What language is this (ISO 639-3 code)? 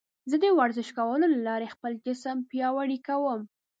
pus